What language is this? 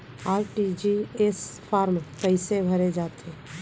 Chhattisgarhi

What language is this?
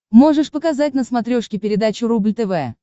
Russian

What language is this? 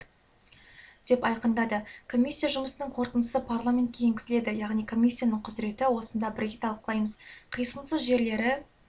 Kazakh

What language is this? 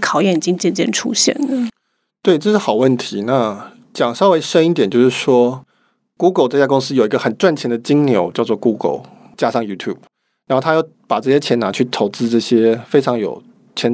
Chinese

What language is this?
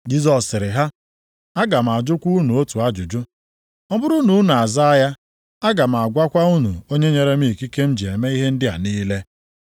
Igbo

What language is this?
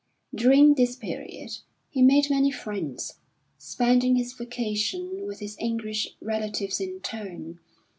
English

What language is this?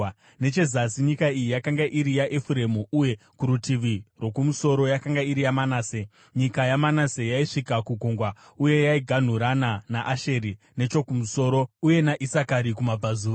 Shona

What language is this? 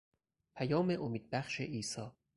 Persian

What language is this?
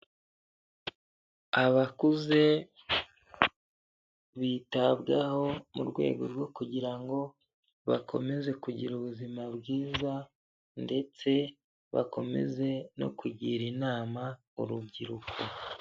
Kinyarwanda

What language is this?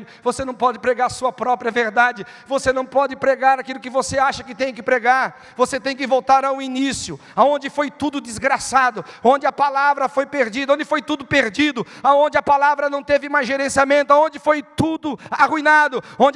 Portuguese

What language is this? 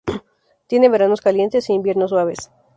Spanish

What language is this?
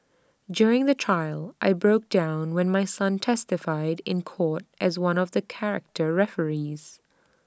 English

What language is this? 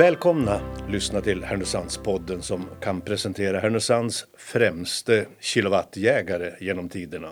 Swedish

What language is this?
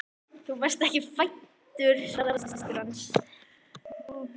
Icelandic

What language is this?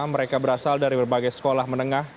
Indonesian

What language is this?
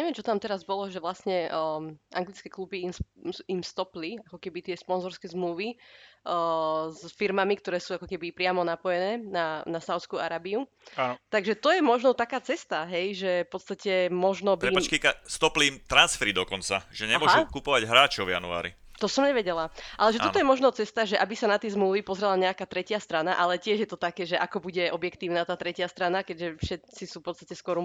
Slovak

